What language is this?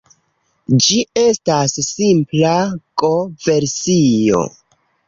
Esperanto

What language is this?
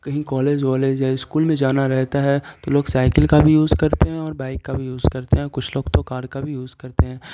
Urdu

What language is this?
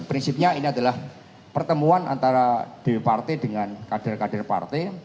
Indonesian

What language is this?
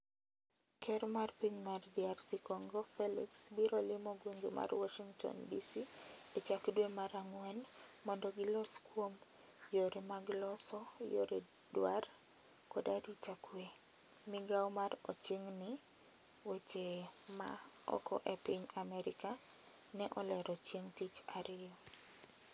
Luo (Kenya and Tanzania)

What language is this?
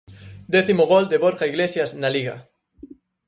Galician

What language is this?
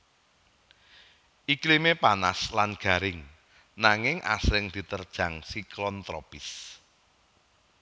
Javanese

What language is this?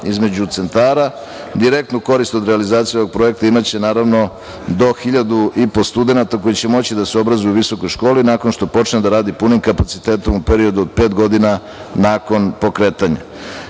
Serbian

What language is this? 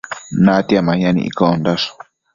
Matsés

